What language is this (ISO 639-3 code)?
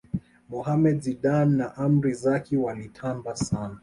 swa